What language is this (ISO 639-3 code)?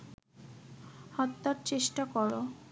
ben